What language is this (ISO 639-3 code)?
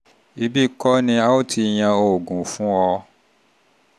yor